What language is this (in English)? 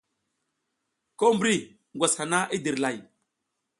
South Giziga